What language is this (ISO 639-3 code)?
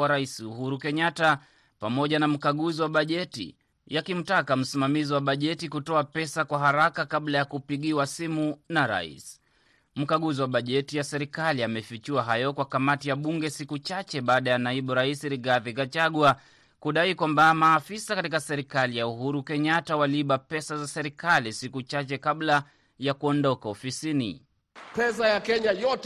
swa